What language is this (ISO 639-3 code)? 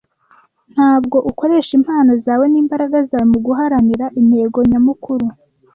kin